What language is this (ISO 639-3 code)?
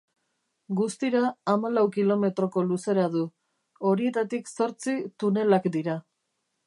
eus